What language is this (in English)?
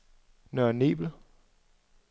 Danish